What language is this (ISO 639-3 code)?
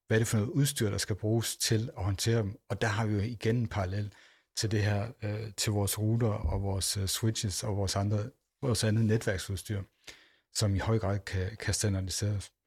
dan